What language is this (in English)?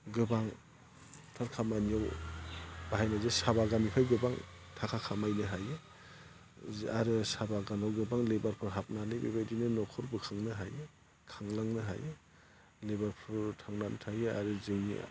Bodo